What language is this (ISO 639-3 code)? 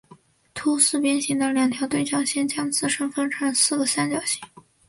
zho